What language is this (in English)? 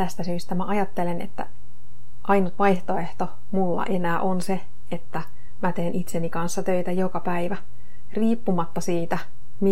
Finnish